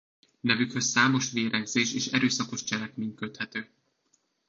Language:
Hungarian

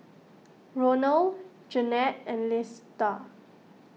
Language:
English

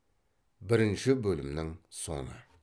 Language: Kazakh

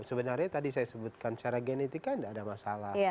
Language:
Indonesian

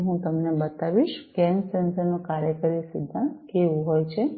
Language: Gujarati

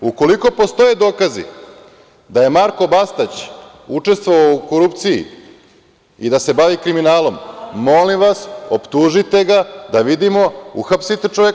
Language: Serbian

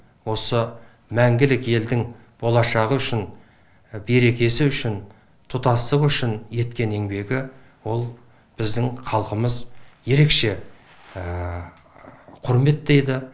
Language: Kazakh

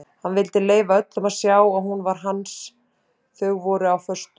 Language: Icelandic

